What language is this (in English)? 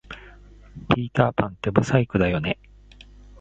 Japanese